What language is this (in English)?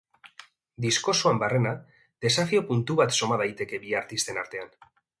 Basque